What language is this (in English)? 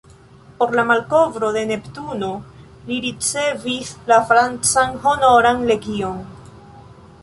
Esperanto